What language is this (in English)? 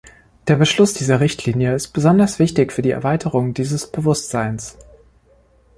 German